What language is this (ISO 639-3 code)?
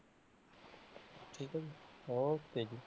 pan